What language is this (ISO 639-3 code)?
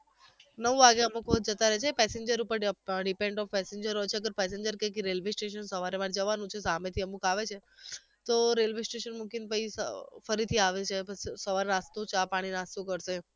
guj